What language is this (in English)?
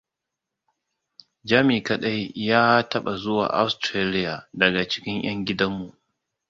Hausa